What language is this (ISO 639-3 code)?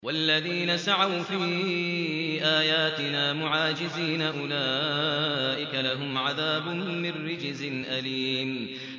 ara